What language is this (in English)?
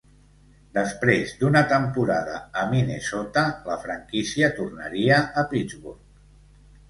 Catalan